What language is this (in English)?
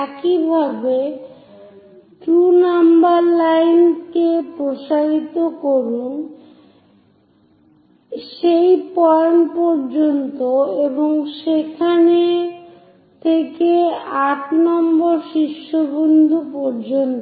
Bangla